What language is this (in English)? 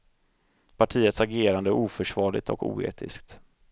Swedish